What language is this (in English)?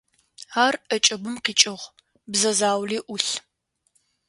Adyghe